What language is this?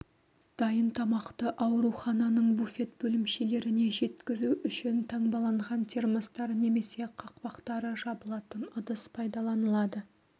Kazakh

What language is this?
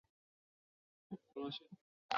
Chinese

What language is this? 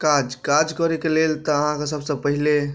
Maithili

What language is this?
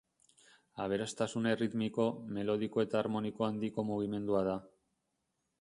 Basque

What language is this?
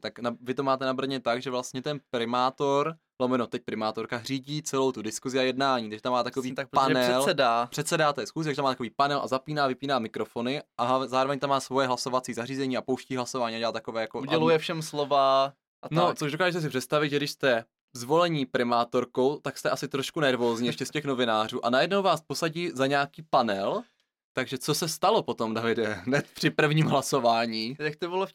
Czech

